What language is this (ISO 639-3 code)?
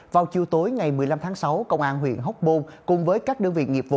vie